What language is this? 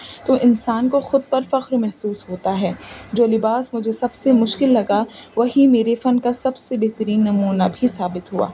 Urdu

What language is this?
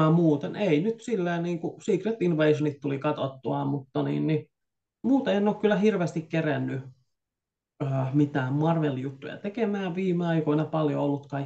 Finnish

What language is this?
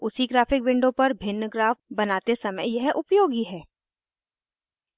Hindi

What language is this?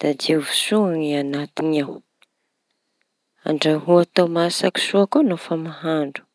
Tanosy Malagasy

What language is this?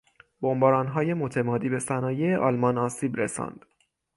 Persian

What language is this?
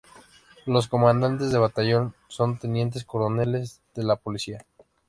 Spanish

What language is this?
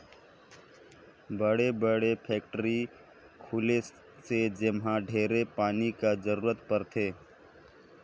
Chhattisgarhi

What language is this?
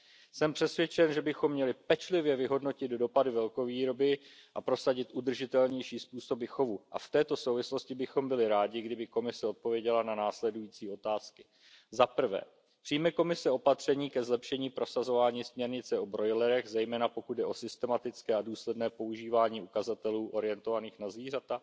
Czech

